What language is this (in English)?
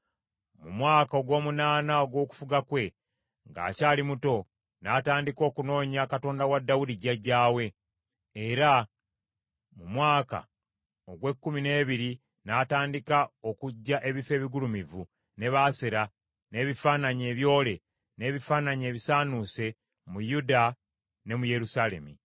Ganda